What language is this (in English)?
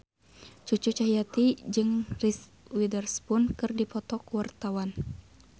Sundanese